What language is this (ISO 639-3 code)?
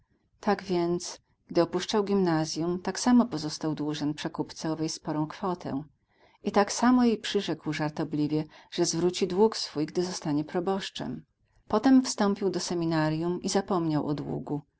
pol